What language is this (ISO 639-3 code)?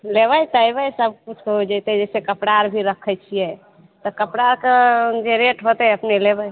mai